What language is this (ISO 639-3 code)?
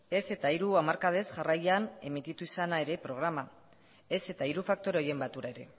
eus